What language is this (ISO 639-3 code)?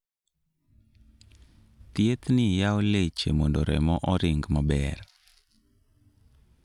luo